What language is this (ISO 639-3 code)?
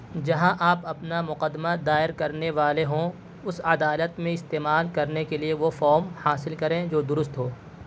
urd